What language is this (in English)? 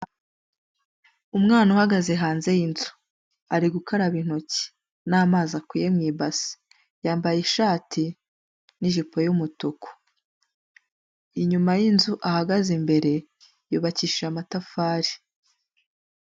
Kinyarwanda